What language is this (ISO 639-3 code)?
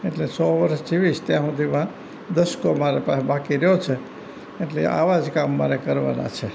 guj